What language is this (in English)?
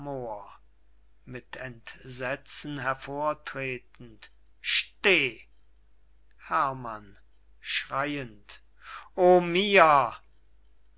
German